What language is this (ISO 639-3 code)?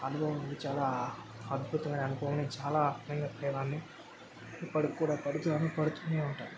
tel